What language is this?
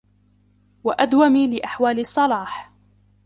Arabic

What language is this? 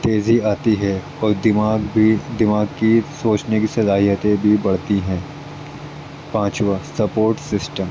Urdu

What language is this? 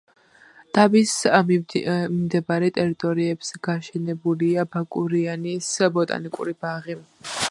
Georgian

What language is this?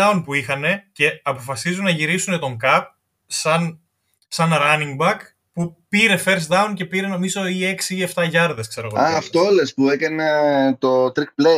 Greek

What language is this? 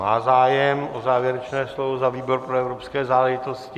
Czech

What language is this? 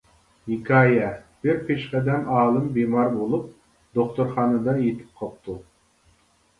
Uyghur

